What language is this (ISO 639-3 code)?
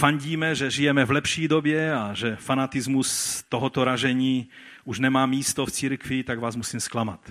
ces